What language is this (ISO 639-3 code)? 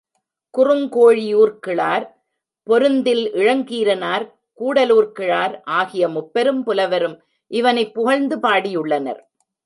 tam